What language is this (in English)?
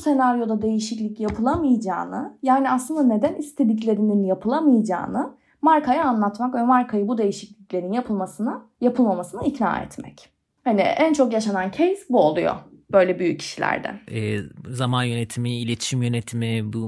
Turkish